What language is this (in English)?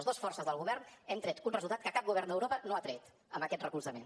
Catalan